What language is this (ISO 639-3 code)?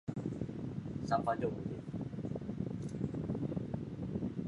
zho